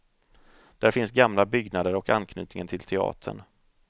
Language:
Swedish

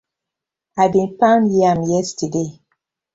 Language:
Nigerian Pidgin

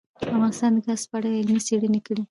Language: Pashto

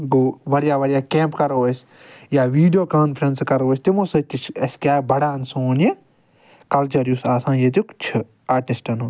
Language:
Kashmiri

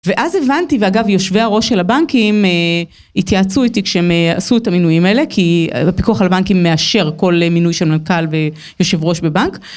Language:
Hebrew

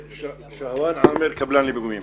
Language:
Hebrew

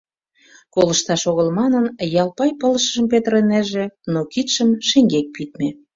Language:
Mari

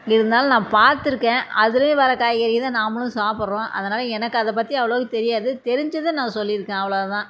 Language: Tamil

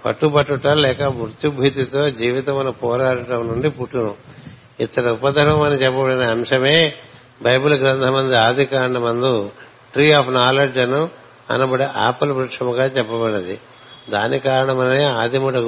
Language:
Telugu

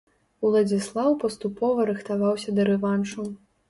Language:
Belarusian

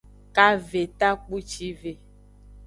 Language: Aja (Benin)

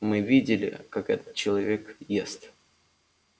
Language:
Russian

